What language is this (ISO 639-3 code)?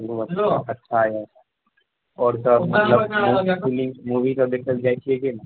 mai